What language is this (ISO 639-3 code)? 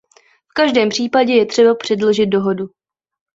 ces